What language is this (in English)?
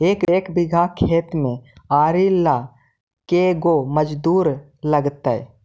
Magahi